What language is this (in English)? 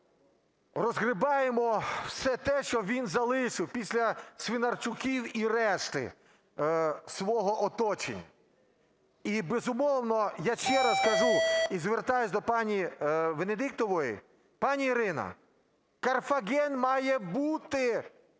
Ukrainian